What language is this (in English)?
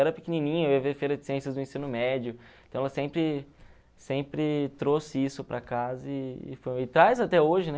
Portuguese